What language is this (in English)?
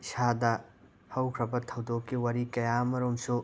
Manipuri